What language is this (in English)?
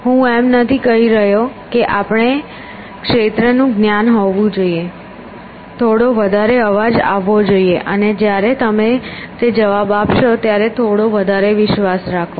Gujarati